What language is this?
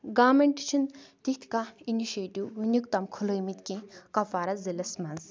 Kashmiri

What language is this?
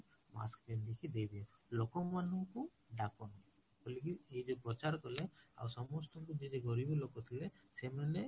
Odia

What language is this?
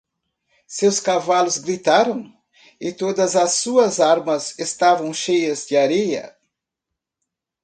Portuguese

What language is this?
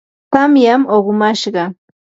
Yanahuanca Pasco Quechua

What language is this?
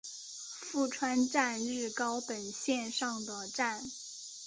Chinese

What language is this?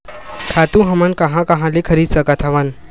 Chhattisgarhi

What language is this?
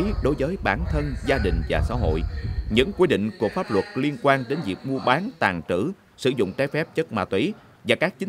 Vietnamese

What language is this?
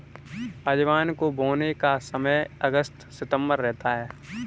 Hindi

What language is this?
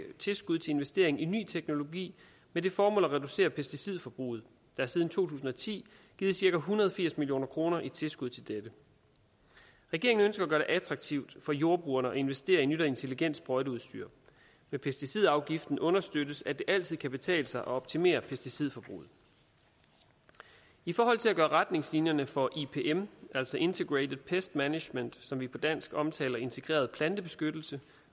Danish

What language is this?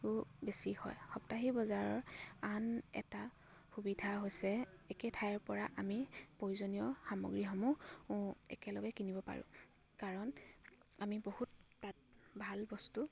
Assamese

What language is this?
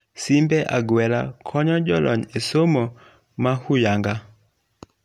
Luo (Kenya and Tanzania)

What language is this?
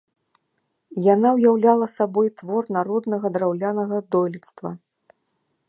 Belarusian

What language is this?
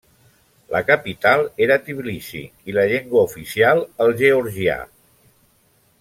Catalan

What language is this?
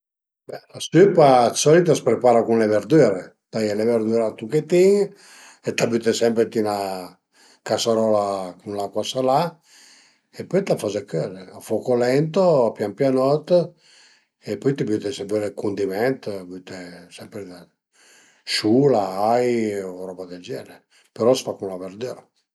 Piedmontese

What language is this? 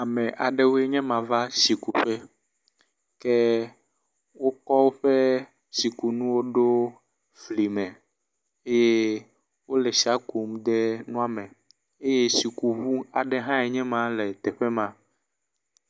Ewe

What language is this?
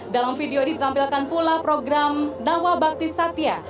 Indonesian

